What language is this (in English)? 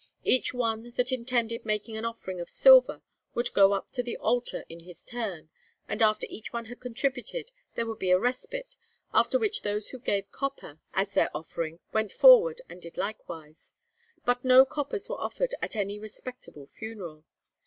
English